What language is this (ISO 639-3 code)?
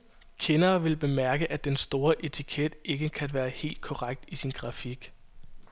dan